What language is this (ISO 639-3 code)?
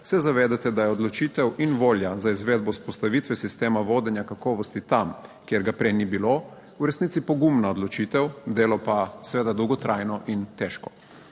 slv